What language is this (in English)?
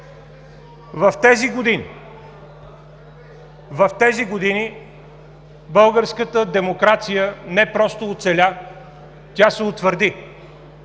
Bulgarian